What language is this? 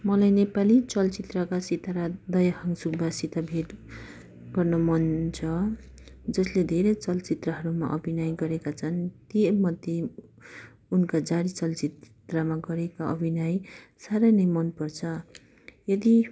Nepali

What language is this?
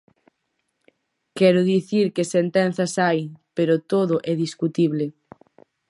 Galician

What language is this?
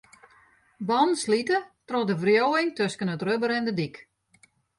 Western Frisian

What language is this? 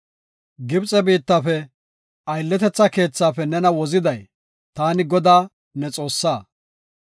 Gofa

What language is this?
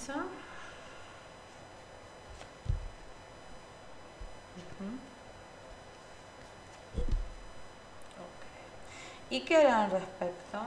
Spanish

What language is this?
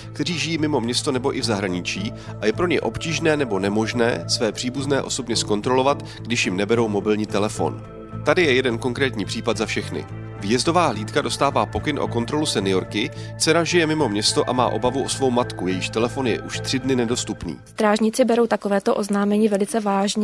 Czech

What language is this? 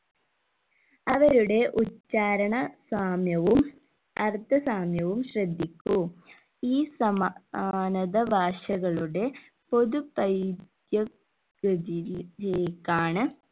Malayalam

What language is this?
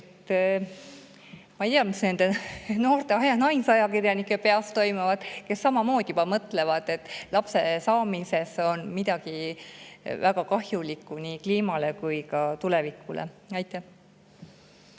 Estonian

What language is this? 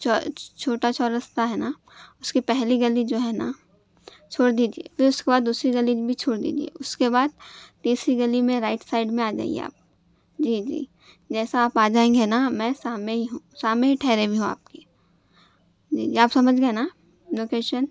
Urdu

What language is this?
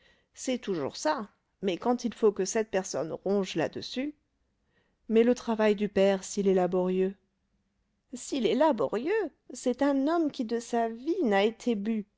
French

